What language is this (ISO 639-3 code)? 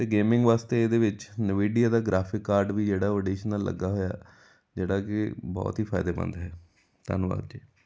pan